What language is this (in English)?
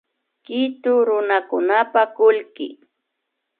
Imbabura Highland Quichua